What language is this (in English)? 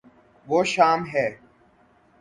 Urdu